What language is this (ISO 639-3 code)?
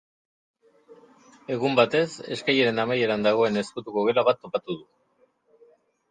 eus